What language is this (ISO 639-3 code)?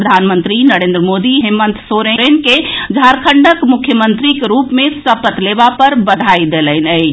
mai